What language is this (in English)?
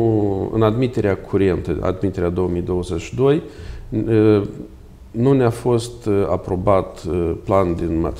Romanian